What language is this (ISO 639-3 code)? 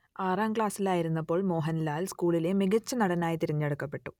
mal